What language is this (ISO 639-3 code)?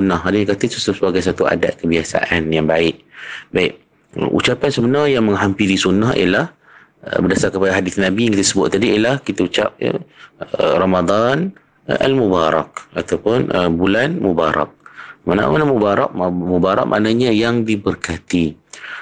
msa